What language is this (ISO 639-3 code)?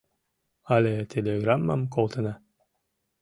chm